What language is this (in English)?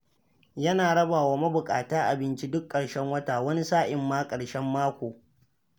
Hausa